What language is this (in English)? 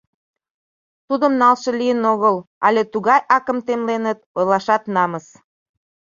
Mari